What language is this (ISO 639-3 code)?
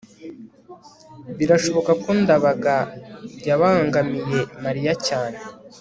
kin